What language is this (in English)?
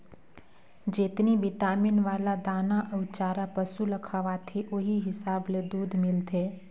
Chhattisgarhi